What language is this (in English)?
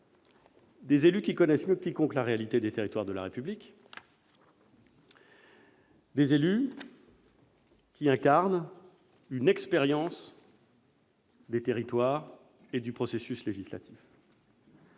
French